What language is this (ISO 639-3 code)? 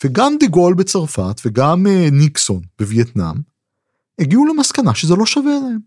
heb